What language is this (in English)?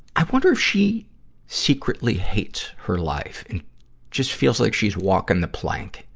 English